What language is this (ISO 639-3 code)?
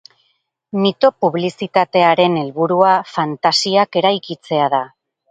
eus